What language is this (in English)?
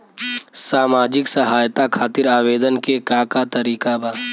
Bhojpuri